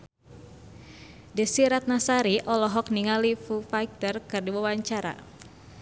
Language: Sundanese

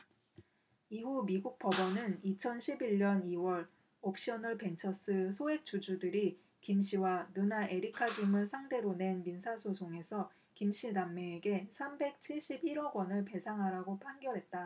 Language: Korean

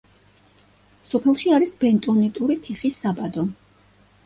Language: Georgian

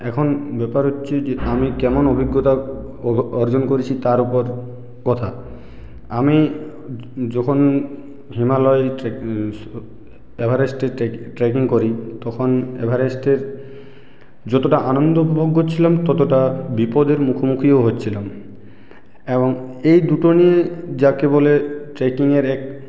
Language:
Bangla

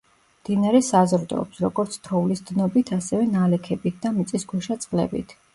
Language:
Georgian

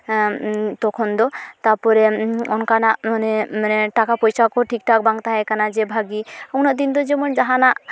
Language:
Santali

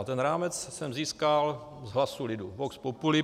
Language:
Czech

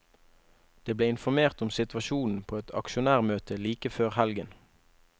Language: Norwegian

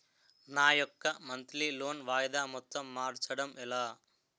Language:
Telugu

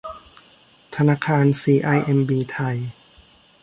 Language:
Thai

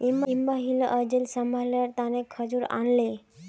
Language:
Magahi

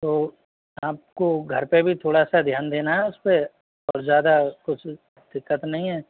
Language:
Hindi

